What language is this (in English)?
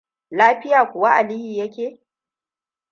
Hausa